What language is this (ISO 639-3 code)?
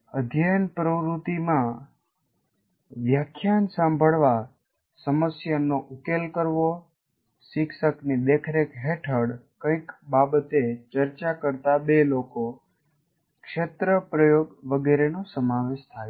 guj